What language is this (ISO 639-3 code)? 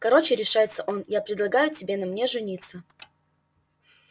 rus